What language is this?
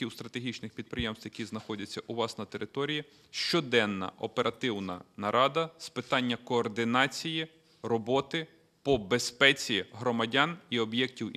Ukrainian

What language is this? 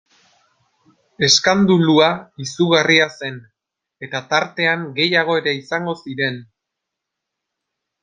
Basque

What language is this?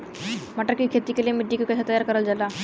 Bhojpuri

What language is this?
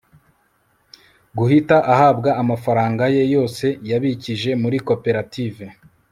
Kinyarwanda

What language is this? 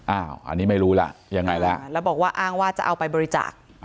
Thai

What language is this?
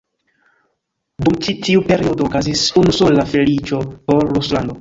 Esperanto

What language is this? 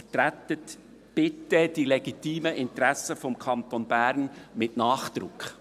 Swiss German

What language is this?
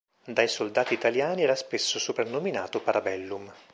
Italian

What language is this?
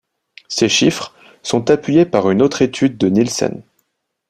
French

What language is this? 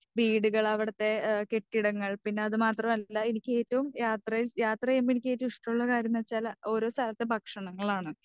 Malayalam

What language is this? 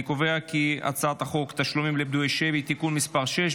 Hebrew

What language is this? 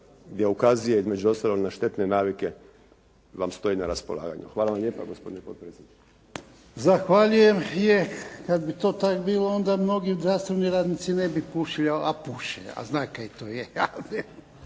Croatian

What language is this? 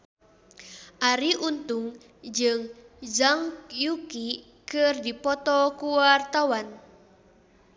Sundanese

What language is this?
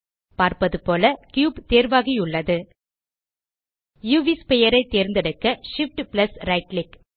Tamil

